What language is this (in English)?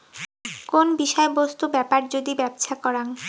Bangla